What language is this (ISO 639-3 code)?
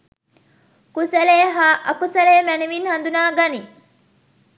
sin